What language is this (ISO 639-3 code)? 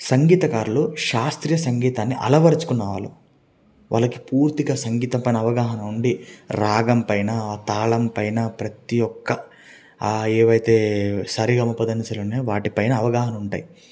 tel